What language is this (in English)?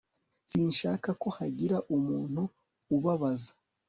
Kinyarwanda